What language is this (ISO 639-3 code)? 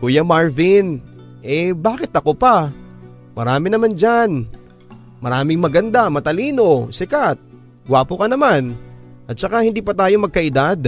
fil